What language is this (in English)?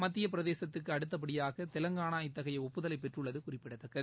Tamil